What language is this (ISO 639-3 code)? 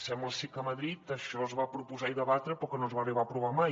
cat